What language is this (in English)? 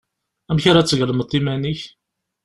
Kabyle